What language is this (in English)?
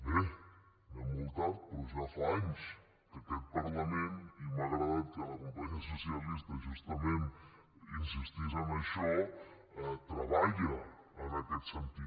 Catalan